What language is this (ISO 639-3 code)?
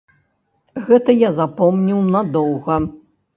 bel